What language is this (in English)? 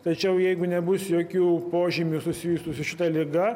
Lithuanian